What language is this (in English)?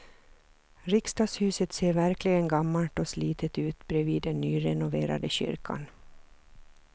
Swedish